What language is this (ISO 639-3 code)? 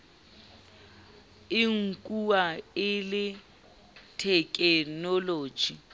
sot